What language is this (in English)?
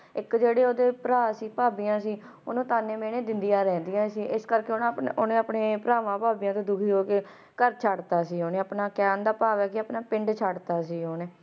Punjabi